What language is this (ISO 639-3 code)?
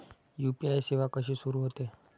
mar